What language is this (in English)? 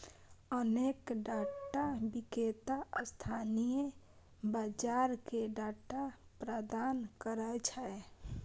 Maithili